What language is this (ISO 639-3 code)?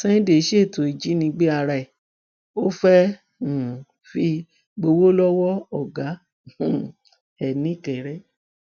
yor